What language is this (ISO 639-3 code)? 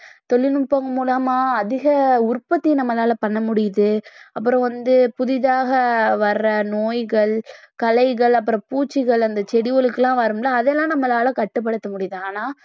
tam